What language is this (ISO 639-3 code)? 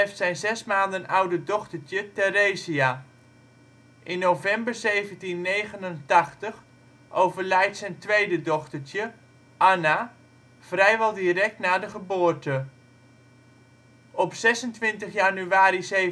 nld